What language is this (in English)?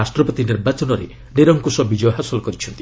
Odia